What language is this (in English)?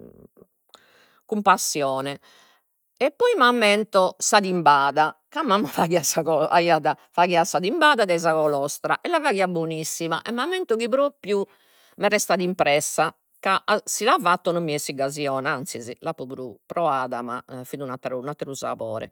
Sardinian